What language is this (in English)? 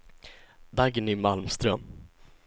Swedish